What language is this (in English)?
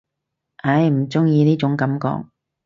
Cantonese